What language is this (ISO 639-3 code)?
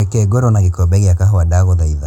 kik